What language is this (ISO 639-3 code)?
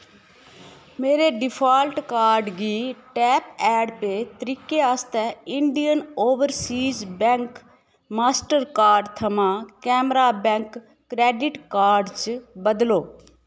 doi